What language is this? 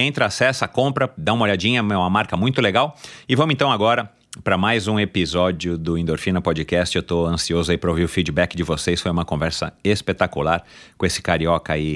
Portuguese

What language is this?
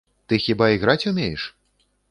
Belarusian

